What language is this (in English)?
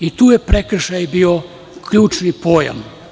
Serbian